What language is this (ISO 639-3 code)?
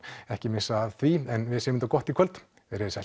isl